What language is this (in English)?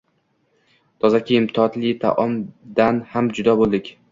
Uzbek